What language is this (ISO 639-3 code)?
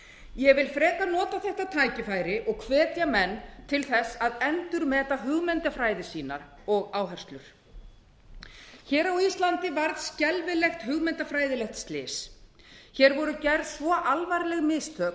isl